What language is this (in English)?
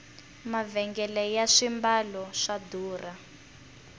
Tsonga